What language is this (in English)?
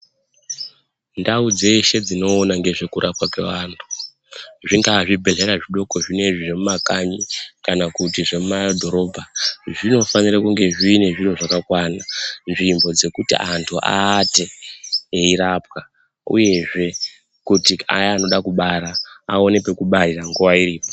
Ndau